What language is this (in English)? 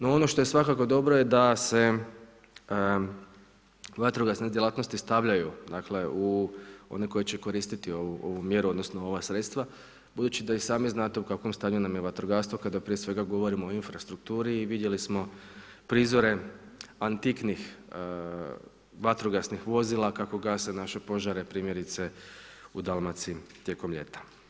Croatian